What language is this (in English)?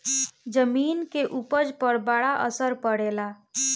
Bhojpuri